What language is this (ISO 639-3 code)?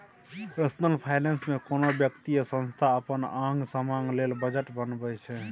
mai